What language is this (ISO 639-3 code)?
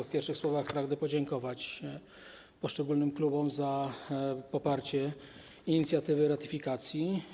pol